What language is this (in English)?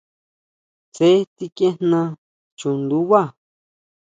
Huautla Mazatec